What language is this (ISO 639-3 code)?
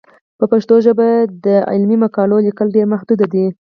pus